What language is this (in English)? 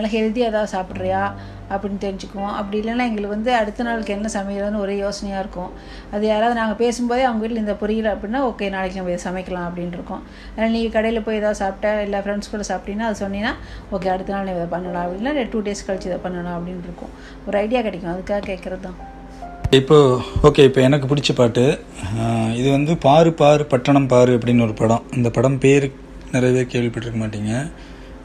Tamil